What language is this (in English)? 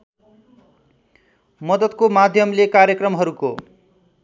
Nepali